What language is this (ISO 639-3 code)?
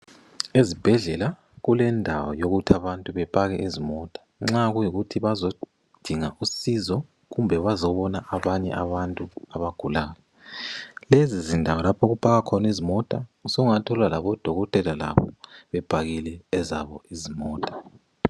nde